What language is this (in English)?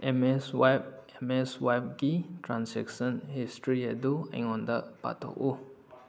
Manipuri